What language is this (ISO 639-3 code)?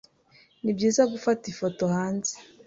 kin